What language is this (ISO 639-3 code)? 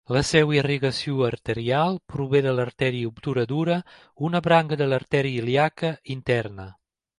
cat